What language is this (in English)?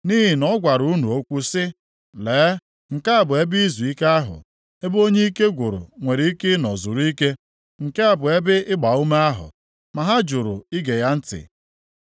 Igbo